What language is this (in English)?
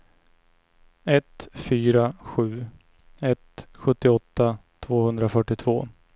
Swedish